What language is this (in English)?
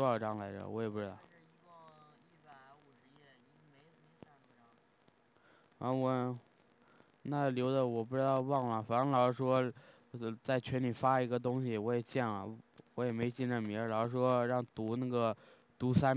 Chinese